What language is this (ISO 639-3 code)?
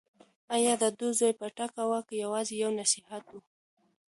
pus